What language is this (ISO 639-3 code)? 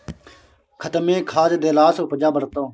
mai